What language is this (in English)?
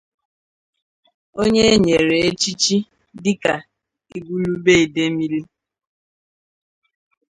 Igbo